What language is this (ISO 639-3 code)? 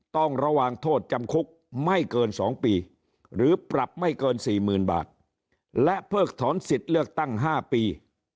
tha